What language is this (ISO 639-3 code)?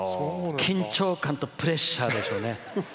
jpn